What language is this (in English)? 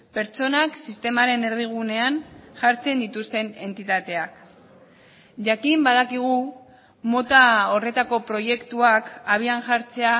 Basque